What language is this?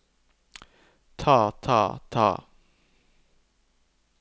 Norwegian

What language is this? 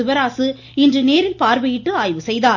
Tamil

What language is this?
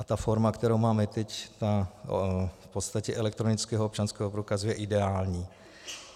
Czech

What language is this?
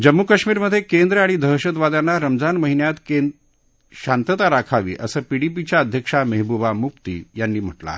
Marathi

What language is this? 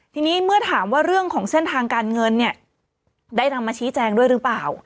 Thai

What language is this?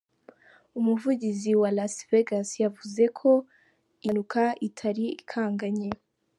Kinyarwanda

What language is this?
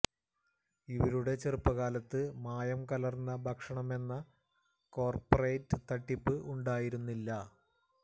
Malayalam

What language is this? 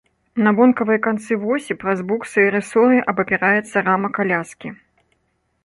Belarusian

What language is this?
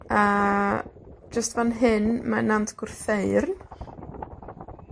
Welsh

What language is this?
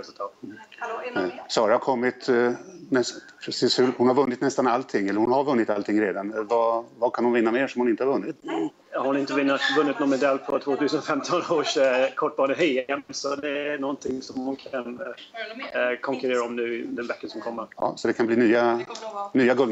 Swedish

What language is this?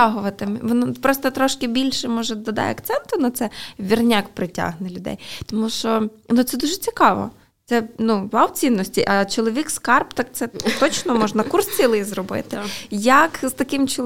Ukrainian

